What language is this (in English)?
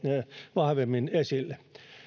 Finnish